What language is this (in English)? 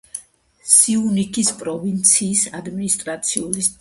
Georgian